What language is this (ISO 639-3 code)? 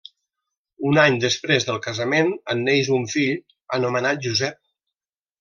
cat